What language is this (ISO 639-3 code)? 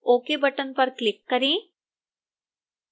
hin